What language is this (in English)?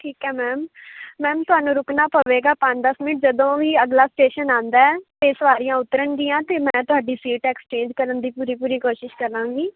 Punjabi